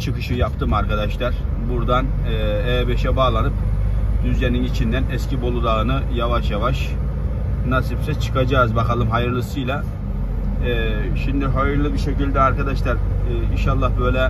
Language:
Turkish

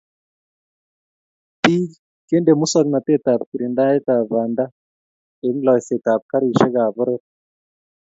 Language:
Kalenjin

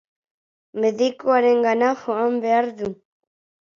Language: Basque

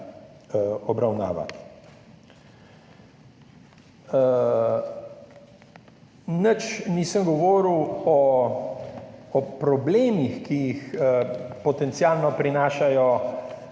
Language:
Slovenian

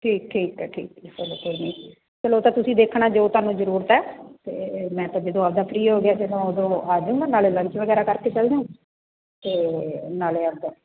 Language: Punjabi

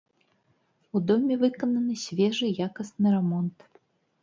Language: Belarusian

